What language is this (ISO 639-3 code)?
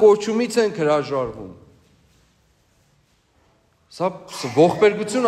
tur